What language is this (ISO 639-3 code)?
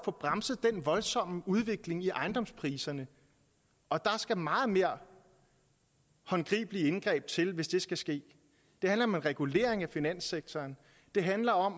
dan